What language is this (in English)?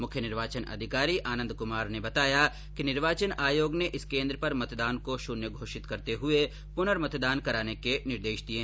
Hindi